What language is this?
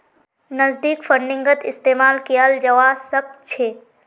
Magahi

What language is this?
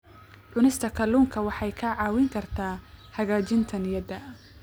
Somali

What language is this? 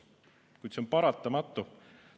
Estonian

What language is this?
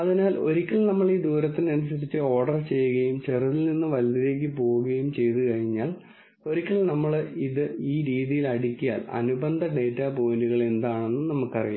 Malayalam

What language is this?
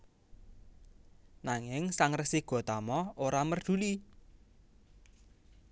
Javanese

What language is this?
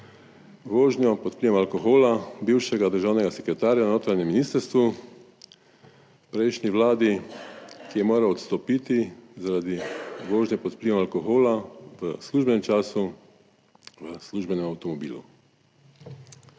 Slovenian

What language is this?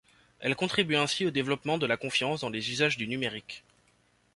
French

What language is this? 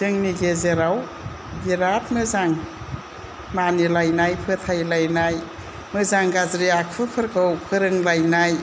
Bodo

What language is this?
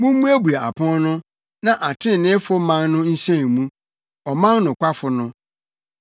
Akan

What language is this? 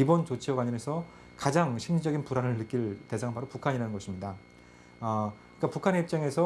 Korean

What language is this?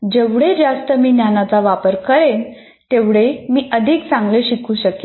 Marathi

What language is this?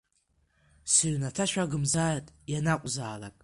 Abkhazian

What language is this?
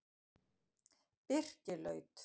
Icelandic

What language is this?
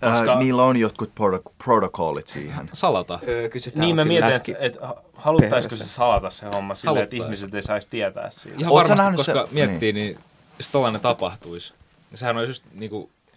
Finnish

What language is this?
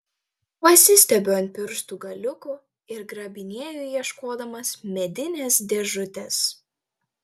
Lithuanian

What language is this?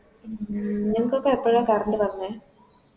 Malayalam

